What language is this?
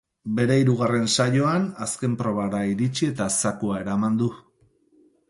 Basque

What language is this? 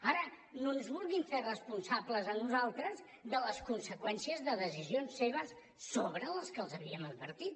Catalan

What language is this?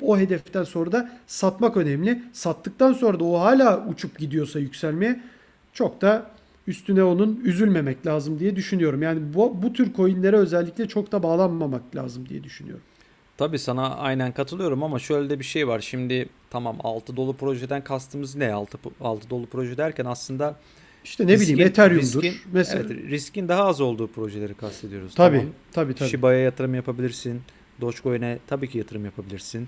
Turkish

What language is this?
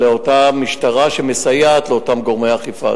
Hebrew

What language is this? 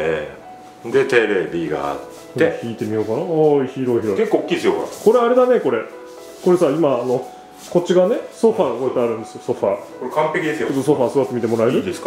Japanese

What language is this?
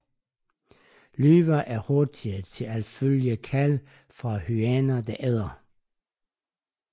Danish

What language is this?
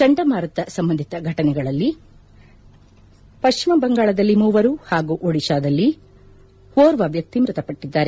Kannada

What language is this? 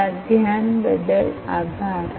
Gujarati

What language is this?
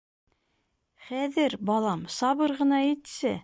Bashkir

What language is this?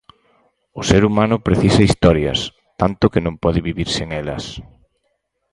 Galician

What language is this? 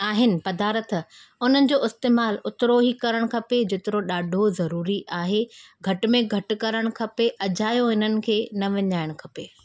Sindhi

